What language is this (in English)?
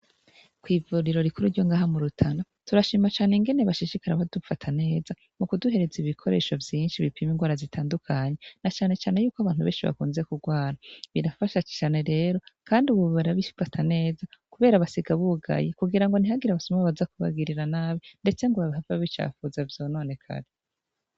Rundi